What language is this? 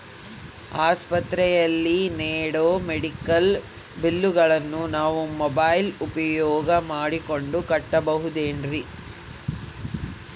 Kannada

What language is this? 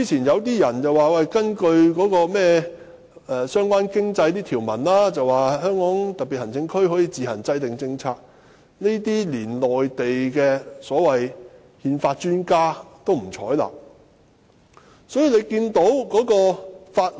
Cantonese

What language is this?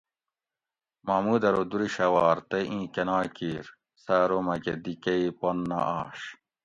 Gawri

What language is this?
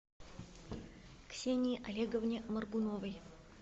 Russian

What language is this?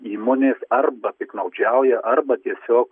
Lithuanian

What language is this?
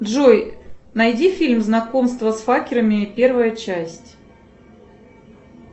Russian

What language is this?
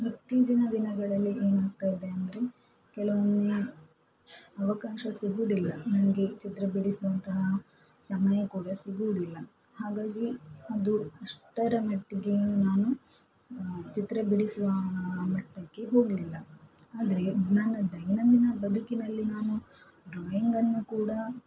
Kannada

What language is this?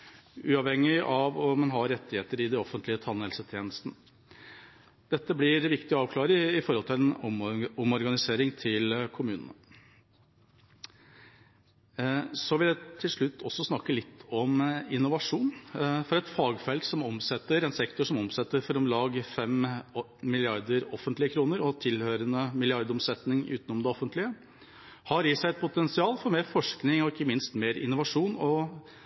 Norwegian Bokmål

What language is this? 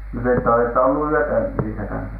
Finnish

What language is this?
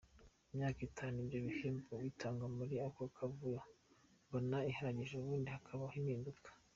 Kinyarwanda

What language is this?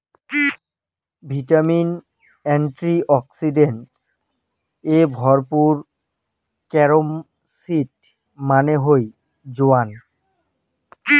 Bangla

